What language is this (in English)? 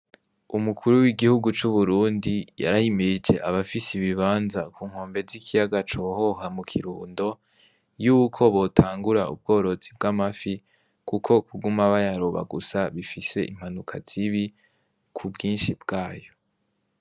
Rundi